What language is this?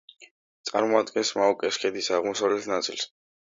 Georgian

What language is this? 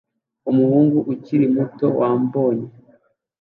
Kinyarwanda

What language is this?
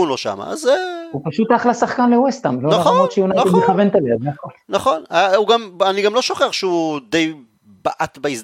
Hebrew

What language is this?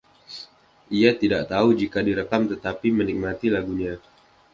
Indonesian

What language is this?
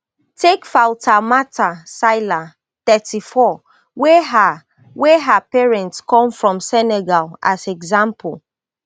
Nigerian Pidgin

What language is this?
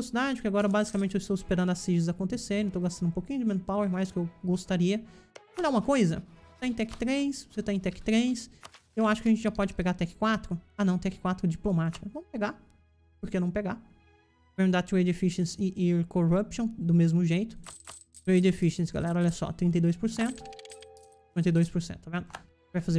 Portuguese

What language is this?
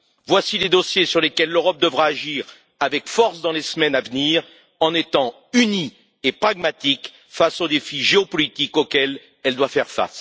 French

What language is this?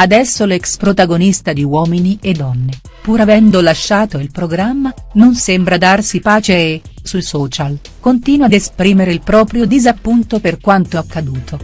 Italian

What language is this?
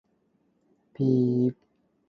Cantonese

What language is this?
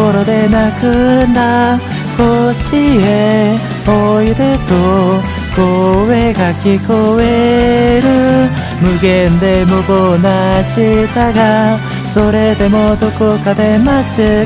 Japanese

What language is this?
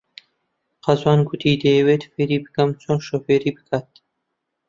Central Kurdish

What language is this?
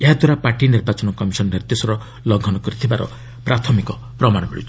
Odia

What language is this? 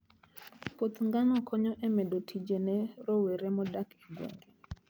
Luo (Kenya and Tanzania)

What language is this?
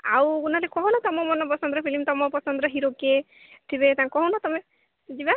Odia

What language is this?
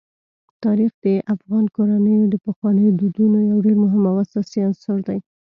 Pashto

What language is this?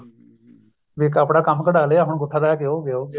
Punjabi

